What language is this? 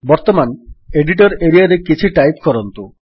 Odia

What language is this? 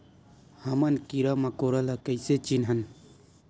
Chhattisgarhi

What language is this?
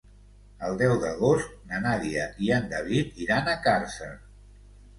Catalan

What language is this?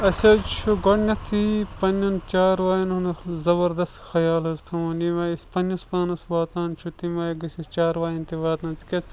Kashmiri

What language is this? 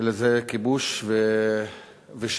Hebrew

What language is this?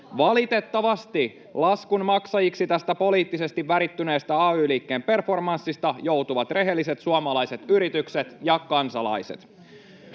Finnish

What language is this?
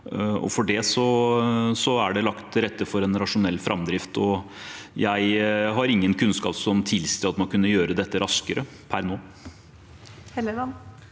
Norwegian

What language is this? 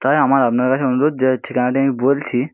Bangla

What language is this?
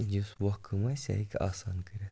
Kashmiri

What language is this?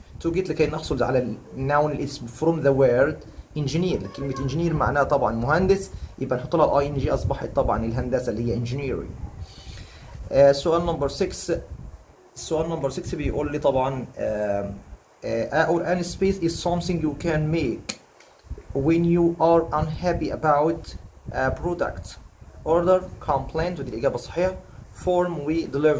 Arabic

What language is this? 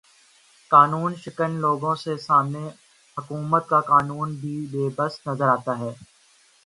Urdu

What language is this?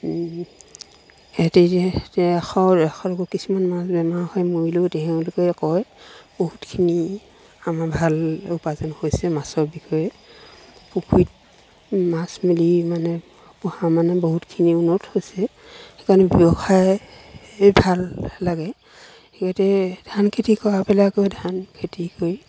Assamese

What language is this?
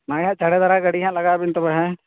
Santali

